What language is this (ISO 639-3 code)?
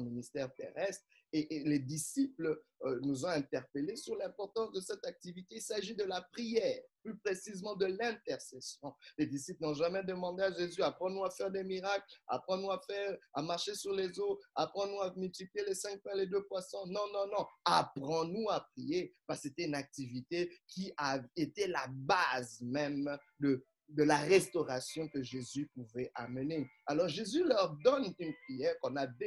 fra